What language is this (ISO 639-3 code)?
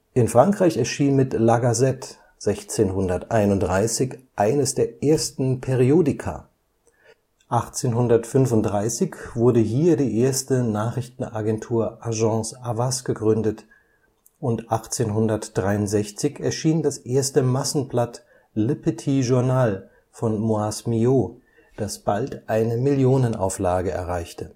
deu